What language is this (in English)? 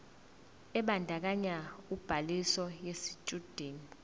Zulu